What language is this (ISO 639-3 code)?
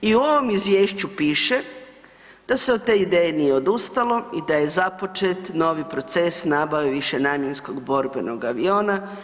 hrv